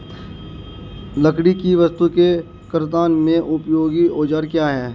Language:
Hindi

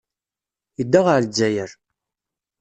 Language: Kabyle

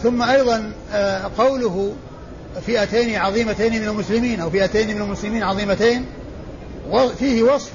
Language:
Arabic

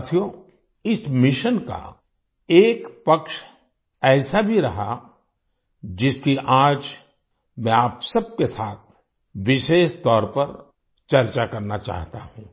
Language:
Hindi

